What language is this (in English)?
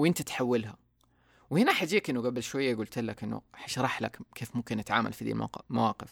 Arabic